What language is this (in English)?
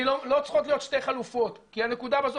Hebrew